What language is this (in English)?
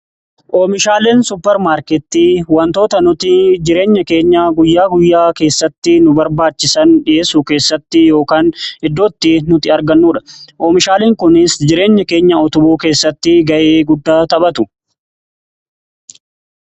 Oromo